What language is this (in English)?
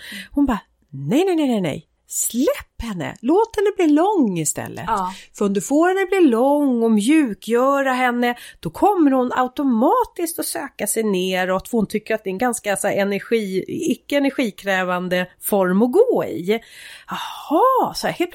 Swedish